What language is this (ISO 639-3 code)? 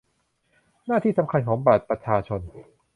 tha